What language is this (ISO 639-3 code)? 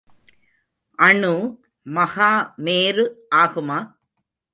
tam